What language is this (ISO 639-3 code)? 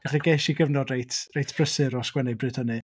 cym